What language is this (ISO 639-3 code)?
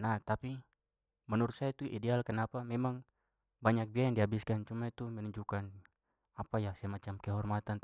pmy